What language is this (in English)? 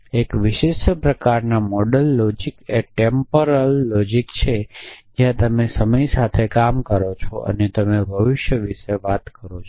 Gujarati